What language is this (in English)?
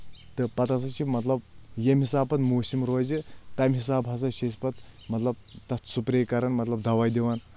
Kashmiri